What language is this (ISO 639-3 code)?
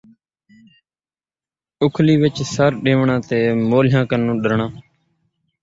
skr